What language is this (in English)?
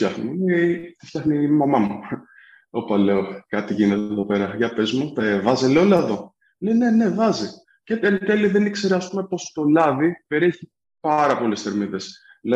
Greek